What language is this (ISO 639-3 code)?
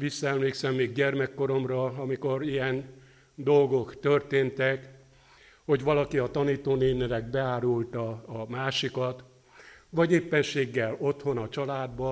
hun